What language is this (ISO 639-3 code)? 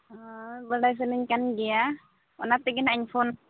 sat